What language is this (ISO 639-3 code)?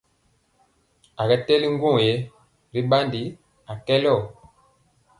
mcx